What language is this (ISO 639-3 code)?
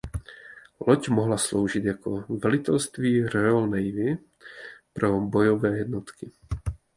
ces